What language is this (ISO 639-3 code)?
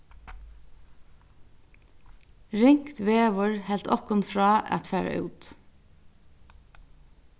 fao